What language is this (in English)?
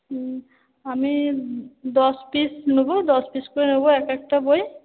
Bangla